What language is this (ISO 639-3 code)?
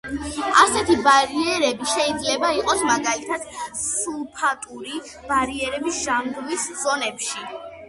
kat